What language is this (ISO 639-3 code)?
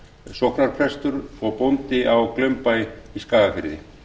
isl